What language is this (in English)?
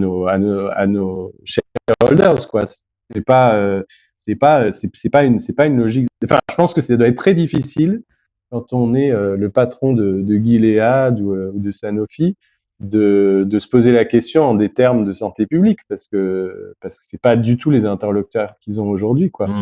French